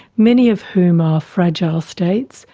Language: English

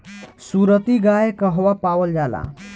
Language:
Bhojpuri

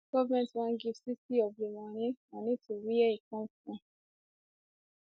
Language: Nigerian Pidgin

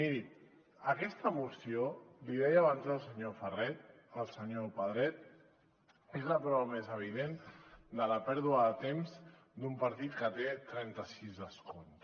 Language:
Catalan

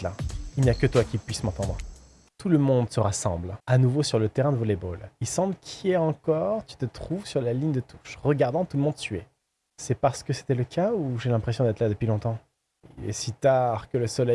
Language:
French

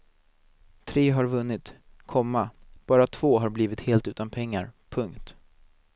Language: Swedish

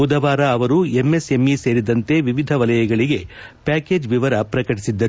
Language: Kannada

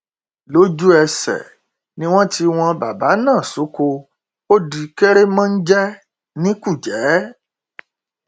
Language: Yoruba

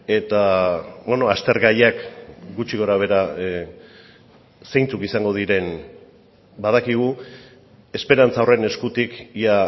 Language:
Basque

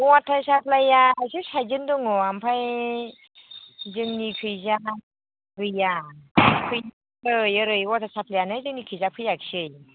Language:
Bodo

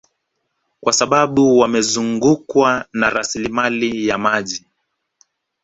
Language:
Swahili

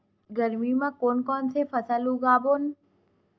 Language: Chhattisgarhi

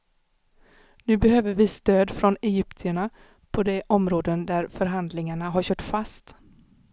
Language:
Swedish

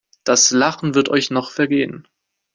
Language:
German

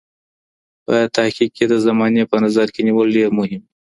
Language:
Pashto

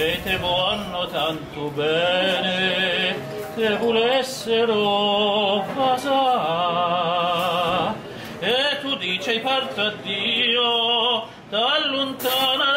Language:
Italian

